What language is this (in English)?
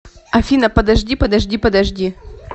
Russian